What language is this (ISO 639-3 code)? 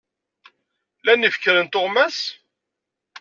kab